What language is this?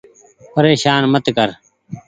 Goaria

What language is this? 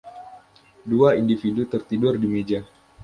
Indonesian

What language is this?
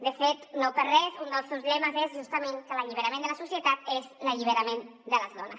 Catalan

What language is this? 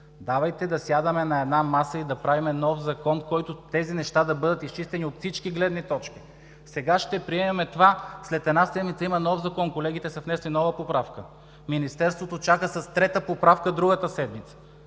Bulgarian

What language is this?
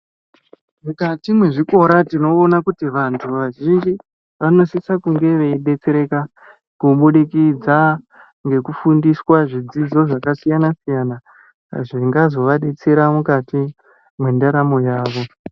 Ndau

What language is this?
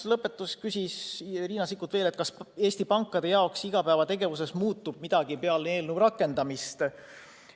Estonian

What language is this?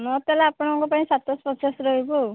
Odia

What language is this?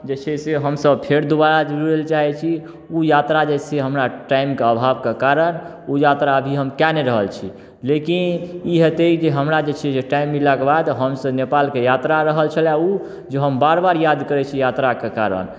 Maithili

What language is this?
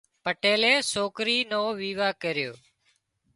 Wadiyara Koli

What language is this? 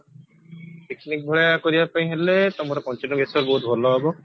Odia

